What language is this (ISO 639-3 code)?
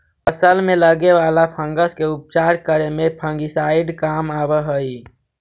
mag